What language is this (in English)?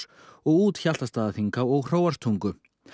Icelandic